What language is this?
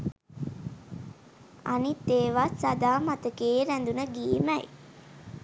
Sinhala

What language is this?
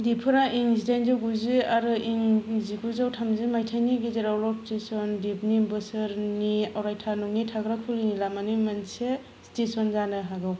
Bodo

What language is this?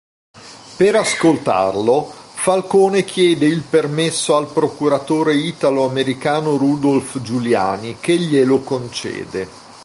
Italian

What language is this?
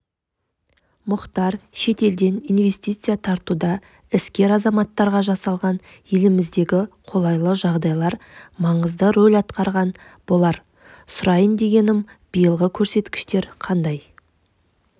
Kazakh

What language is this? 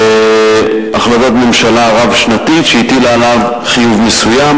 Hebrew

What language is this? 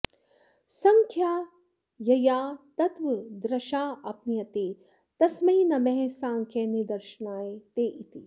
Sanskrit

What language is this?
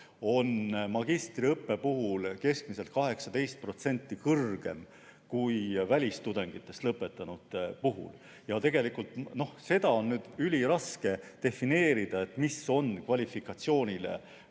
Estonian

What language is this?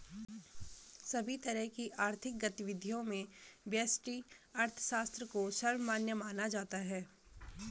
Hindi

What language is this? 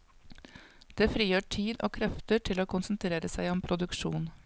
Norwegian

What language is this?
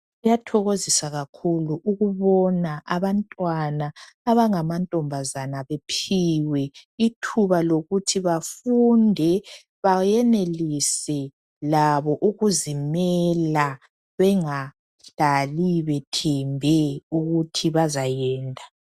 North Ndebele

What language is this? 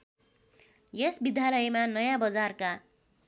Nepali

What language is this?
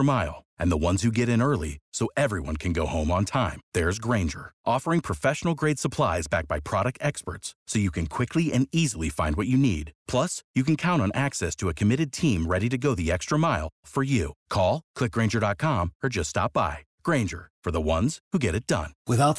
Romanian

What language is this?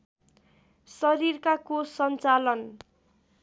Nepali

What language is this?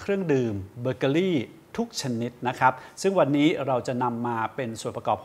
Thai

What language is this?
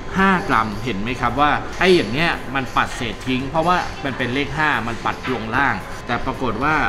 Thai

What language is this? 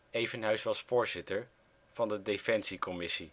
Dutch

